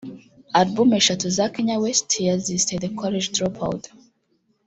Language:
Kinyarwanda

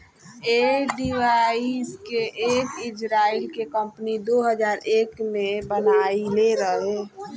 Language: Bhojpuri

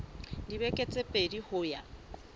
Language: Southern Sotho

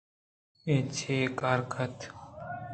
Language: Eastern Balochi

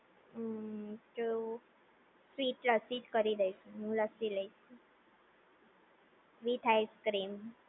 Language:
Gujarati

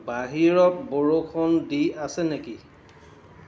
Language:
Assamese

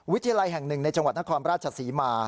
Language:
Thai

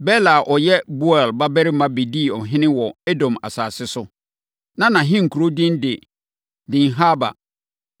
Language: Akan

